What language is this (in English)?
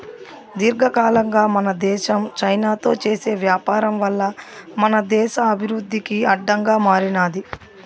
Telugu